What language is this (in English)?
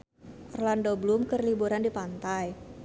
Sundanese